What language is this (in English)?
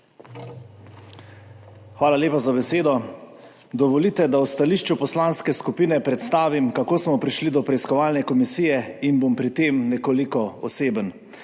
Slovenian